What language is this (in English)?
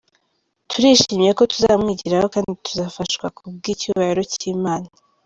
Kinyarwanda